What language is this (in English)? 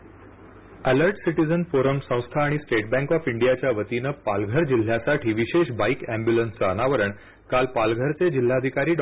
Marathi